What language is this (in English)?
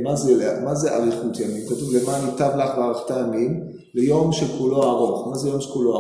Hebrew